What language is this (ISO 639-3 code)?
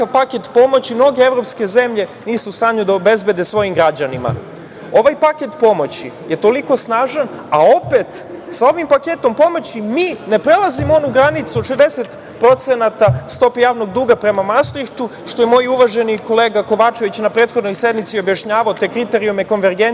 srp